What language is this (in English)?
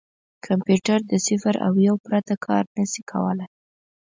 Pashto